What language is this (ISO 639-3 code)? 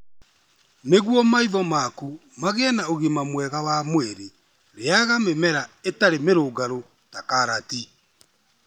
kik